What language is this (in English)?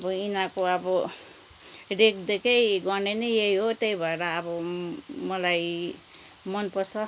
Nepali